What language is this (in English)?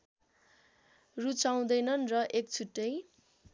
Nepali